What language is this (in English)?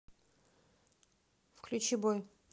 Russian